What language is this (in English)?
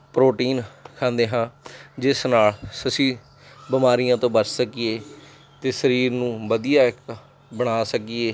Punjabi